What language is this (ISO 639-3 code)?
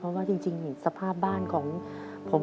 tha